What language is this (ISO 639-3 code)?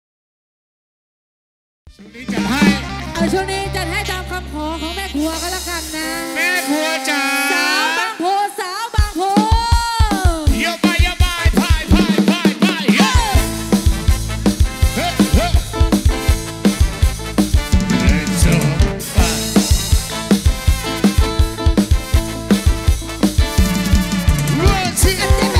tha